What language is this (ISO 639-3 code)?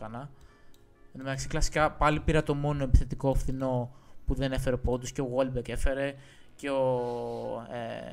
ell